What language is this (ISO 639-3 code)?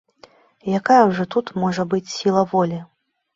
bel